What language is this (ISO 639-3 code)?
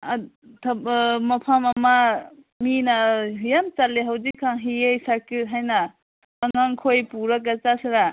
mni